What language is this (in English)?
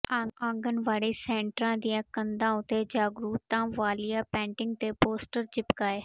Punjabi